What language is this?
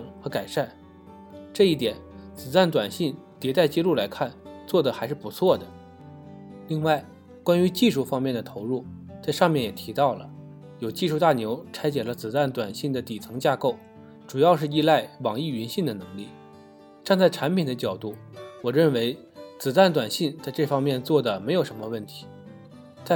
Chinese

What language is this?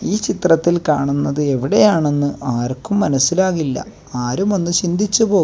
Malayalam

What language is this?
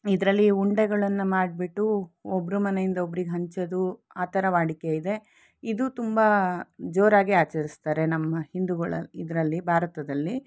Kannada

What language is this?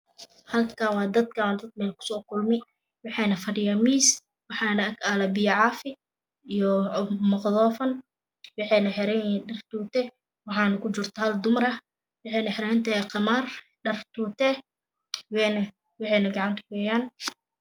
Somali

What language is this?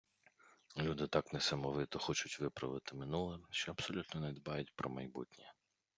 Ukrainian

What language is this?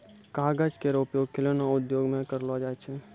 Maithili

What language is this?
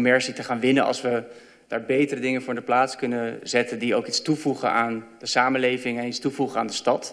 Dutch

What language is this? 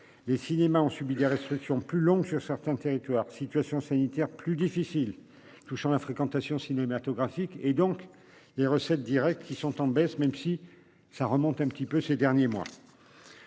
French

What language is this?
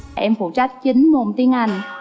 Vietnamese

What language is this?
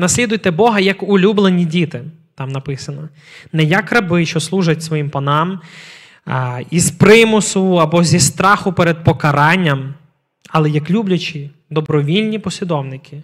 Ukrainian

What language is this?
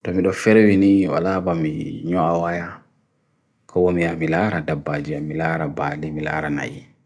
Bagirmi Fulfulde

